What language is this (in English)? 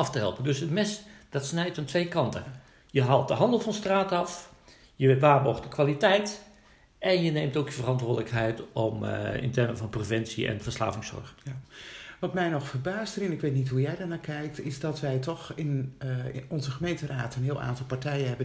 Dutch